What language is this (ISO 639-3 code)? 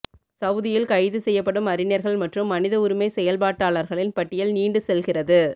tam